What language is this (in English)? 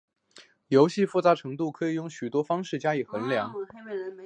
Chinese